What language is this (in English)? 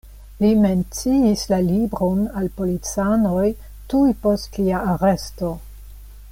Esperanto